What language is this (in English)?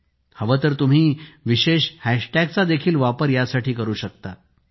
Marathi